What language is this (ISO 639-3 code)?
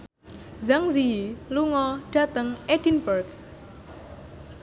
jav